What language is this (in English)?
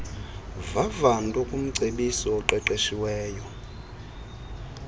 Xhosa